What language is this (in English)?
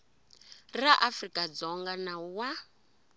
Tsonga